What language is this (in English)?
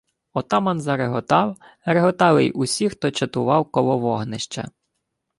Ukrainian